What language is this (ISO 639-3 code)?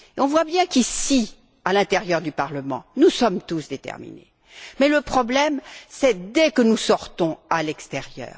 fra